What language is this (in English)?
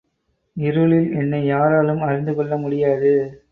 Tamil